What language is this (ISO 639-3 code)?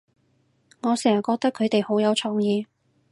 yue